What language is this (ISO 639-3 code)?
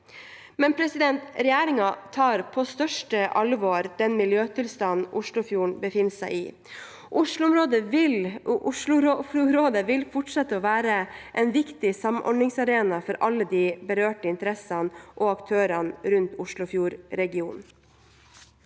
nor